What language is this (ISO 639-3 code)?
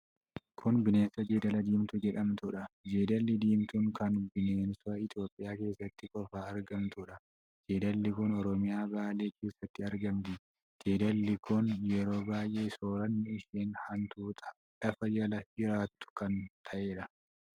orm